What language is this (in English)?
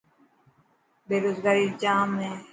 Dhatki